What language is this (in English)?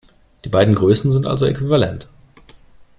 German